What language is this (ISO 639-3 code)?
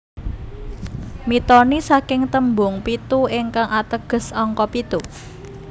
jav